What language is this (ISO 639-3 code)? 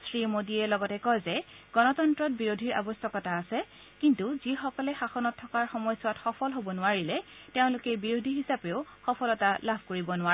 asm